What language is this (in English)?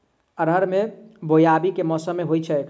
Maithili